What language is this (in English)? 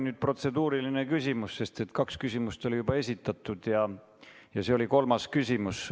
Estonian